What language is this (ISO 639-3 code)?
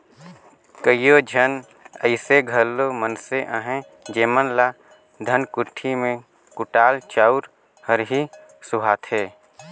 hne